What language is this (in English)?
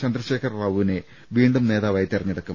Malayalam